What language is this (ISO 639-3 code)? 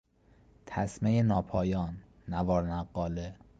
fas